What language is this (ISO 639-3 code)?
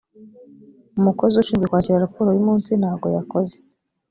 kin